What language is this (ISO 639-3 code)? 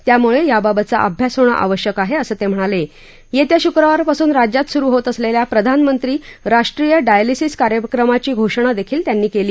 mar